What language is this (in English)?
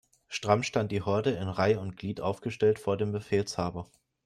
German